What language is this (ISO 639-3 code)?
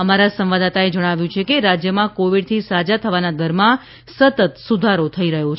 guj